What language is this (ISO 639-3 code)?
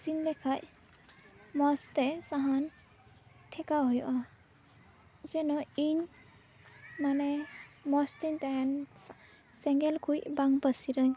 sat